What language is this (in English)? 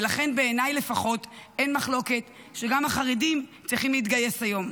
Hebrew